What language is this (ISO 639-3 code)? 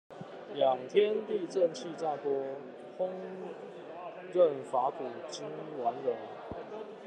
zho